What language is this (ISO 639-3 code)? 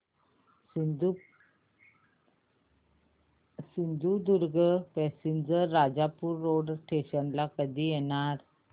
mar